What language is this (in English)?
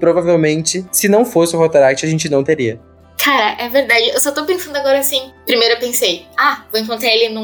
Portuguese